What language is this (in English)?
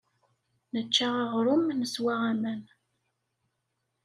Kabyle